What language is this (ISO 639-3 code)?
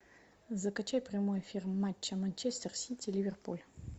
rus